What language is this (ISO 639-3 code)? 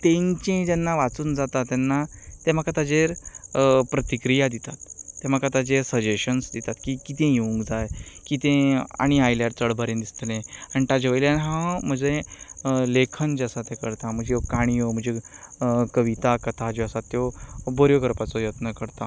kok